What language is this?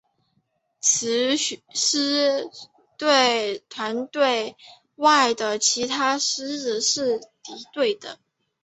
Chinese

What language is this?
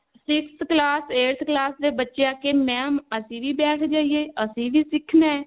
Punjabi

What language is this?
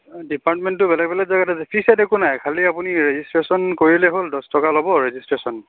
Assamese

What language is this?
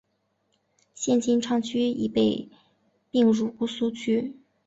Chinese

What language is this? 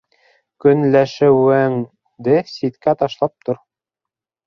Bashkir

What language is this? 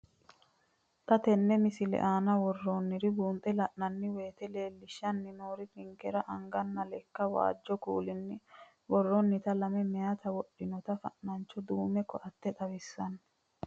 Sidamo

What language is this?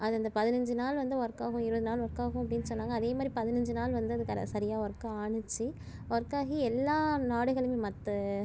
Tamil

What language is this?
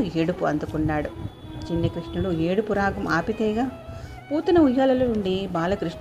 Telugu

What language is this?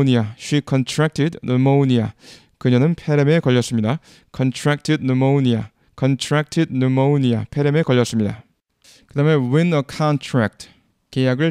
Korean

